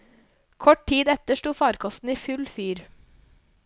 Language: Norwegian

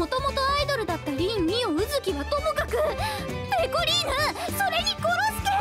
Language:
Japanese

